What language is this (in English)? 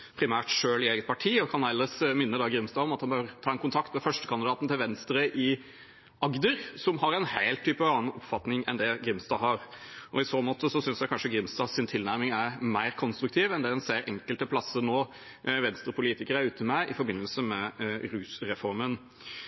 Norwegian Bokmål